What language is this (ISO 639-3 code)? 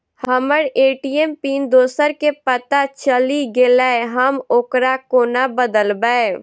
mai